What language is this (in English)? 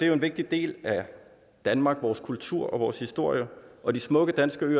Danish